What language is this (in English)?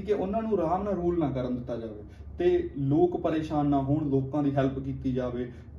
Punjabi